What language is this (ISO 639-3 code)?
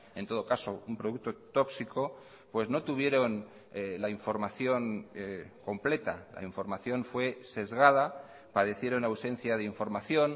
spa